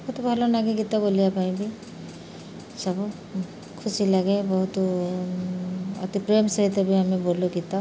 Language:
Odia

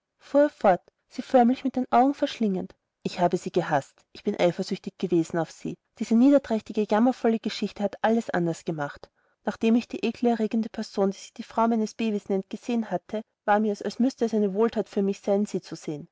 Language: German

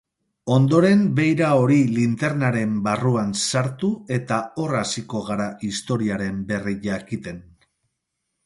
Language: Basque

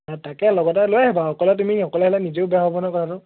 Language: Assamese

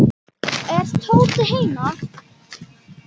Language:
Icelandic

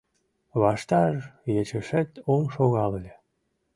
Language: Mari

